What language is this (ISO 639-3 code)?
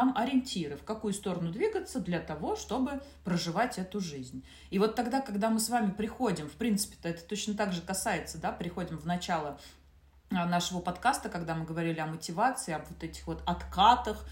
rus